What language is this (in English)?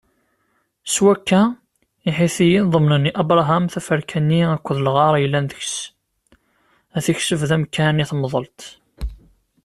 Kabyle